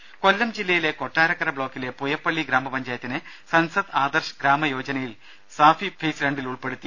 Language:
Malayalam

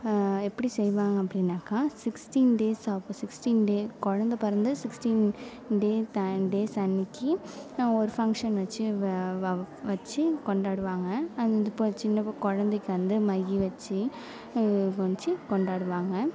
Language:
Tamil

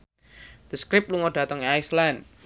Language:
Javanese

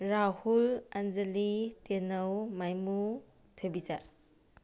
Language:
Manipuri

